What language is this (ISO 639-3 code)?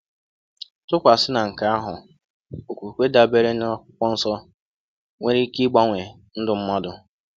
ibo